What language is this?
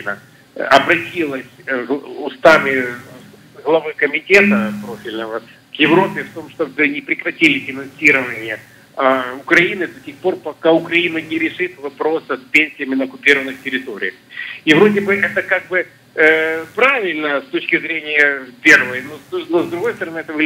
Russian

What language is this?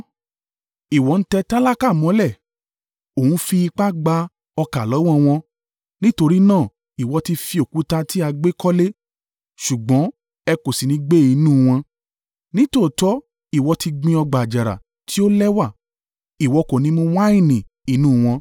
Yoruba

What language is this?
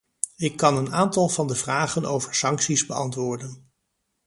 Dutch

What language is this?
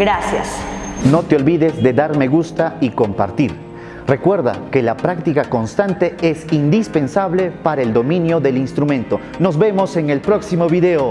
Spanish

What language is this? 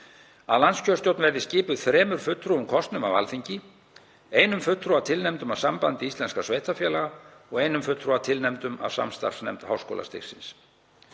Icelandic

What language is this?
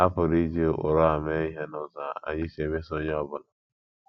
Igbo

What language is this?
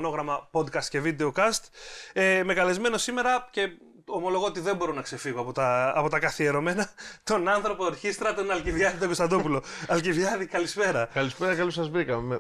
Greek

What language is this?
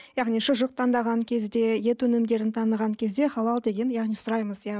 Kazakh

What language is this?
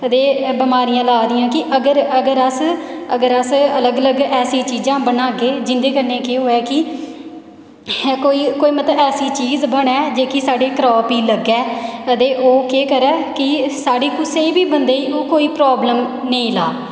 Dogri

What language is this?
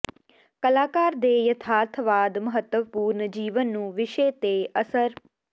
Punjabi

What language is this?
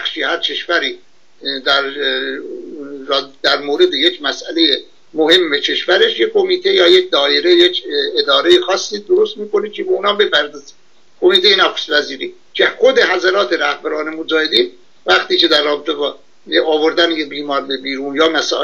Persian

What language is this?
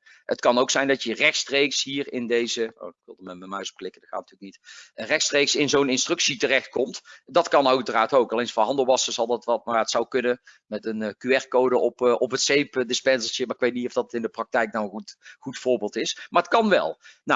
Dutch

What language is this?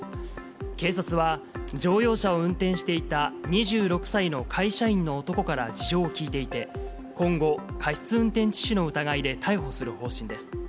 Japanese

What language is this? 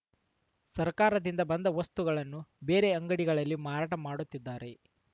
Kannada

